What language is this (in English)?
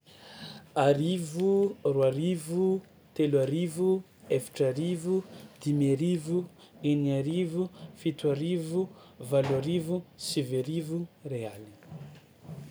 Tsimihety Malagasy